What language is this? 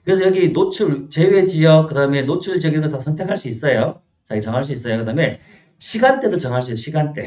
Korean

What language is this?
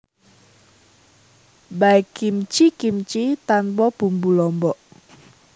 Javanese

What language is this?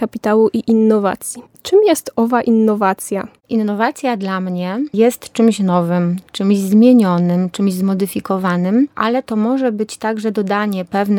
Polish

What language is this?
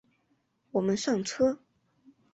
Chinese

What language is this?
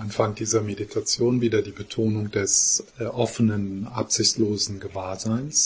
German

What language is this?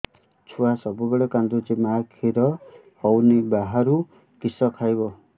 Odia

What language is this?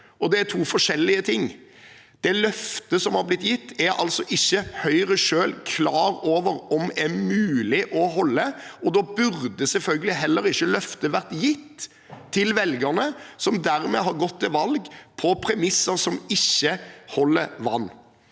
Norwegian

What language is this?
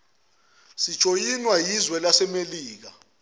Zulu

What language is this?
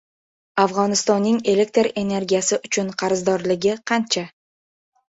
Uzbek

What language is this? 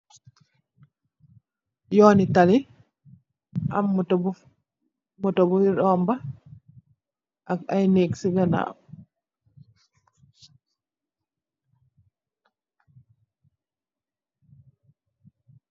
Wolof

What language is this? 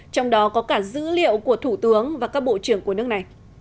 Vietnamese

